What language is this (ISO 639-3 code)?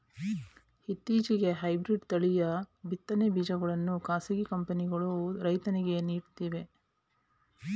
kan